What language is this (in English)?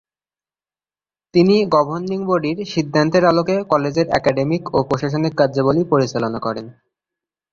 Bangla